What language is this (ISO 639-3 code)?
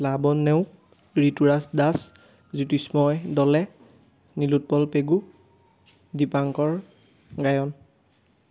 asm